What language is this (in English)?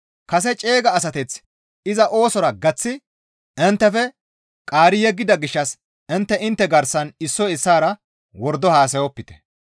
Gamo